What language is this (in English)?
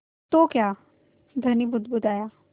Hindi